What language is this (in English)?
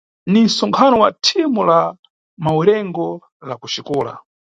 Nyungwe